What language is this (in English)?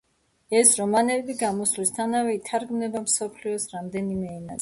Georgian